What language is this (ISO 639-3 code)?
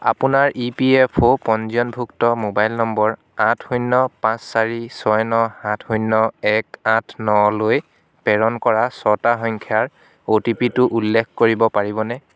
asm